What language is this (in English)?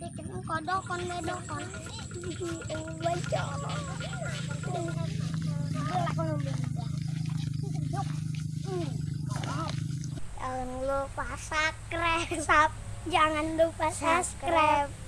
Indonesian